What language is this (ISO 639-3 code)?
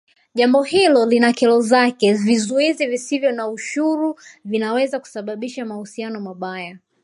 swa